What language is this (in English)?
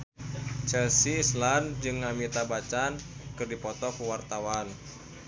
Sundanese